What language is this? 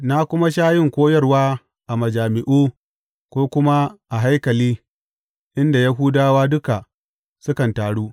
Hausa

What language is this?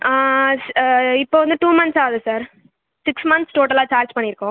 Tamil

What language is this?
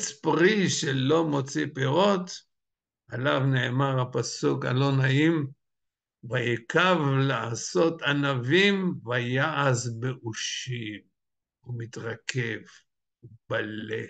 Hebrew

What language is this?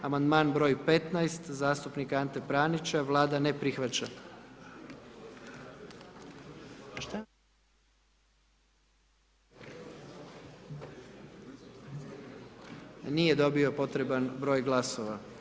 Croatian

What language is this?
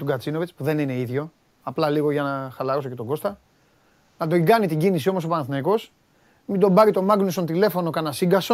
Greek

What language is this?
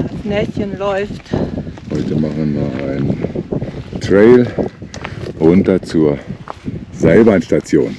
German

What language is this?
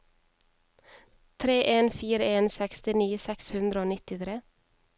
Norwegian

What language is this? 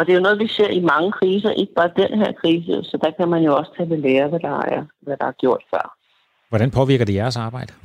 Danish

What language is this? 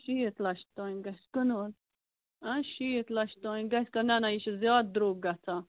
Kashmiri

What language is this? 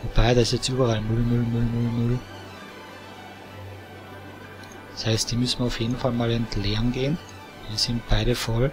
German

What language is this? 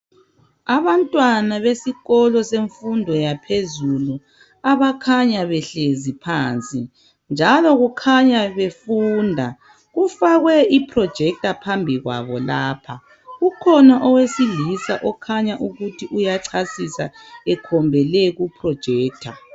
North Ndebele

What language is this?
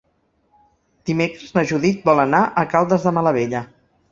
Catalan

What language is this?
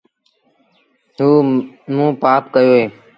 Sindhi Bhil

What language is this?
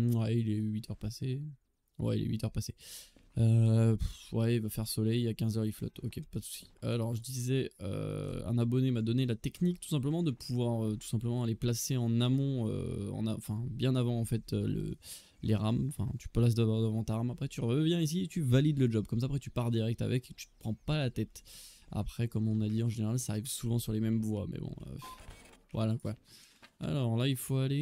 French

